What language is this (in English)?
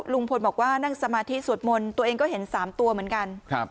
Thai